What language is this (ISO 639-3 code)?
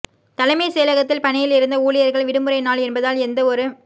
tam